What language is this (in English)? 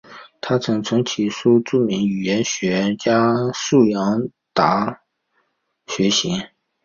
Chinese